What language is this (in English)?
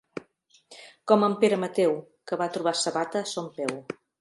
Catalan